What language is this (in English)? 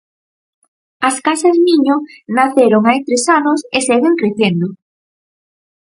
Galician